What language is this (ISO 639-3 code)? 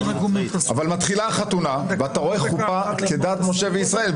heb